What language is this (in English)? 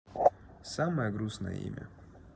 Russian